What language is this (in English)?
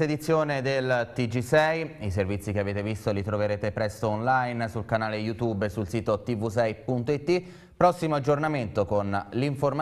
Italian